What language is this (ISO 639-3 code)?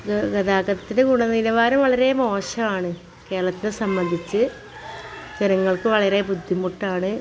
mal